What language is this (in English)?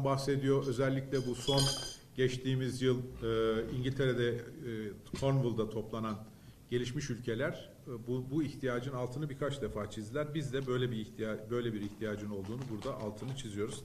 Turkish